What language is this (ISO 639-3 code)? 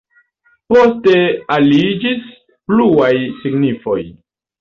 epo